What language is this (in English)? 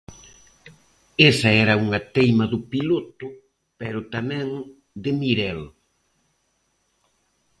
Galician